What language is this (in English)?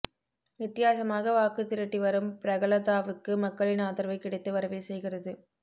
Tamil